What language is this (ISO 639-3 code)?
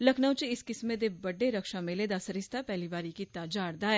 doi